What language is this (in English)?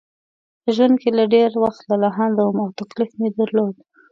Pashto